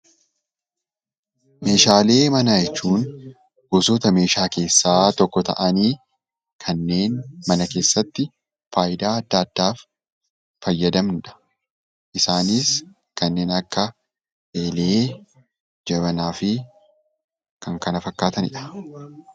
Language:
Oromo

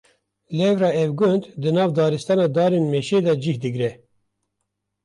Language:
Kurdish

